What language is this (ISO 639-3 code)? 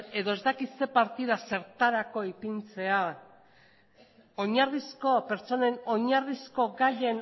eus